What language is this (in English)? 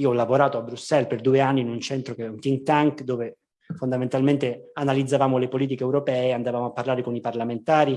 Italian